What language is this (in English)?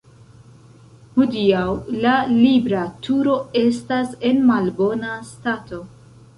Esperanto